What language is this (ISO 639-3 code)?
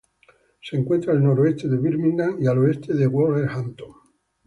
spa